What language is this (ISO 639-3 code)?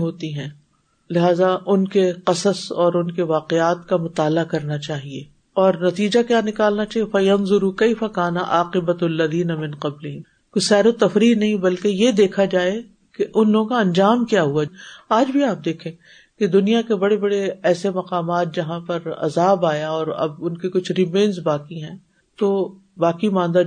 urd